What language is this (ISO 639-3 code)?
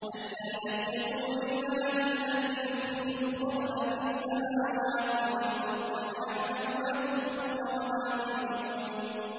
ara